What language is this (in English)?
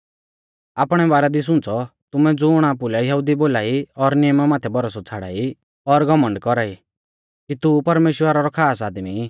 Mahasu Pahari